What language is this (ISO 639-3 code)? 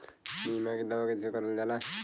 bho